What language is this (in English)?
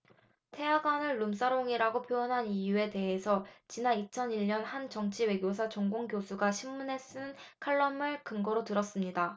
Korean